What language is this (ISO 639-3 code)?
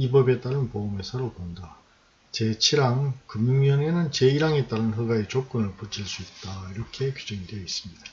kor